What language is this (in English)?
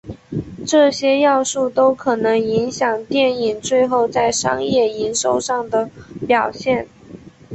Chinese